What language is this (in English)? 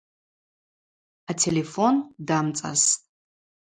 Abaza